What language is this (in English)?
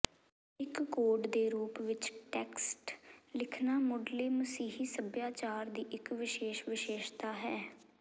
Punjabi